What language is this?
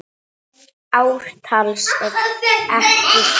Icelandic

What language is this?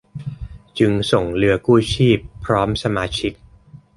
Thai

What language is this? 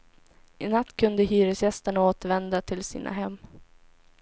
Swedish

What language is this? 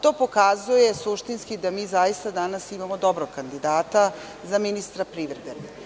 Serbian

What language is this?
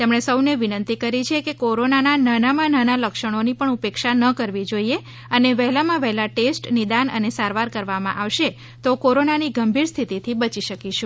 Gujarati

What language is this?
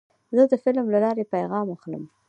Pashto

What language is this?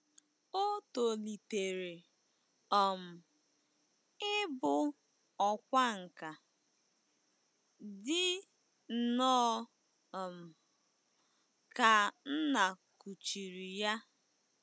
Igbo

